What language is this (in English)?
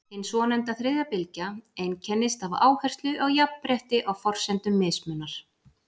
Icelandic